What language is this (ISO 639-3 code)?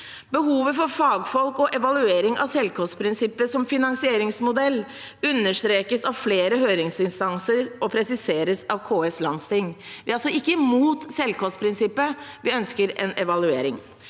nor